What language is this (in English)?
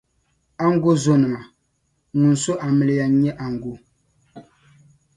Dagbani